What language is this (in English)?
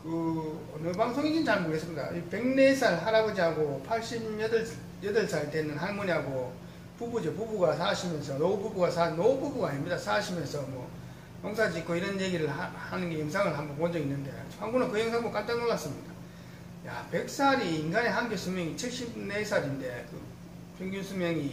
Korean